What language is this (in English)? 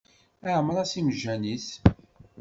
Kabyle